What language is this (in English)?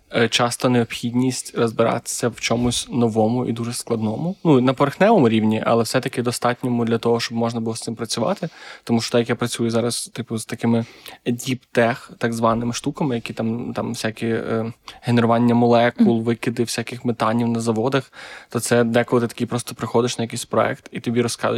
Ukrainian